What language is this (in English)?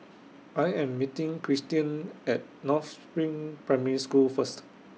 English